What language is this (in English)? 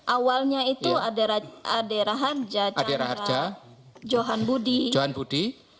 Indonesian